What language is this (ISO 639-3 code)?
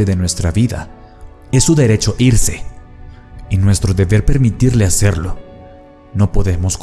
spa